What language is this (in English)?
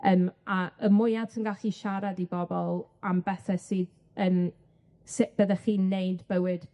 Welsh